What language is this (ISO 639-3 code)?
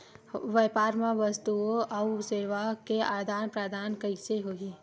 hne